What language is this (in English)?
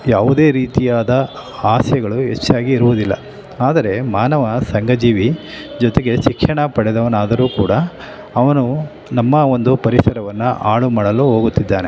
Kannada